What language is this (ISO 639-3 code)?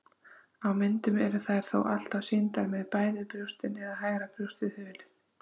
isl